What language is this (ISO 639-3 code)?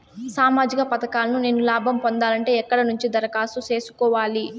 tel